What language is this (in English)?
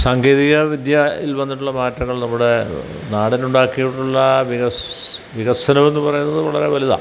Malayalam